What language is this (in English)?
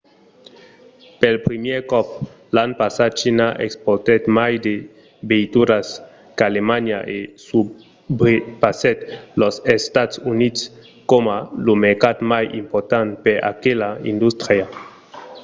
Occitan